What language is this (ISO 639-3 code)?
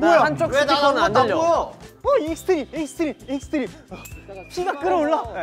kor